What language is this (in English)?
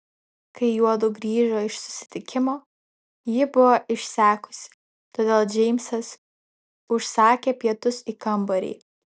Lithuanian